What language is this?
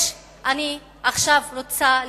Hebrew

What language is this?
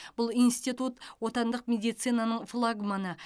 Kazakh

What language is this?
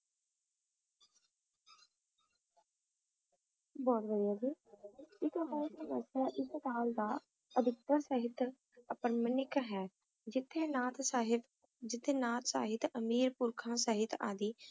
Punjabi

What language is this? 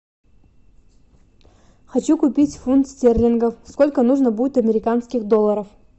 Russian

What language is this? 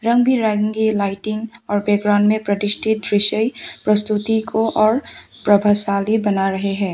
Hindi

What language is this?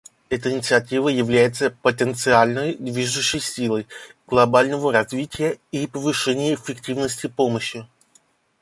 Russian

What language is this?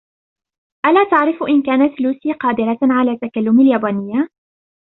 Arabic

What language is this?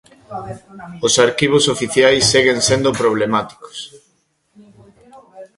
Galician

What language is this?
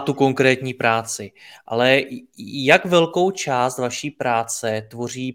Czech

